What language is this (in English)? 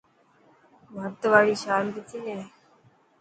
Dhatki